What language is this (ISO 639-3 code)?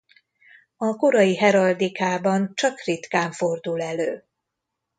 hun